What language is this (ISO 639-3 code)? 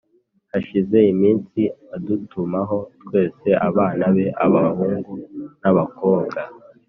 kin